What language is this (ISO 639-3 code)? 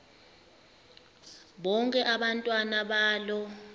xho